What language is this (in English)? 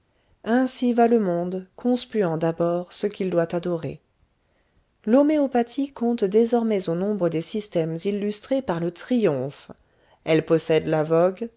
French